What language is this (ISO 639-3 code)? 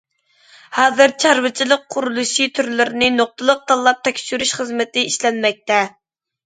uig